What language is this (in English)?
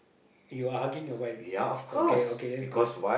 English